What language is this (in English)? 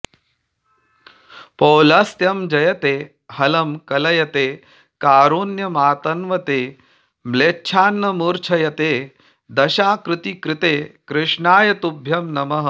Sanskrit